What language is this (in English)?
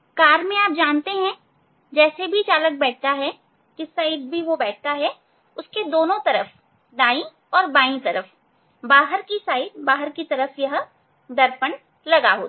Hindi